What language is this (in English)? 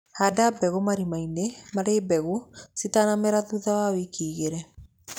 Kikuyu